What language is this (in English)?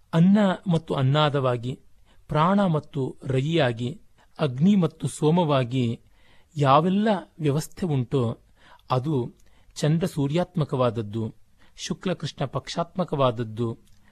Kannada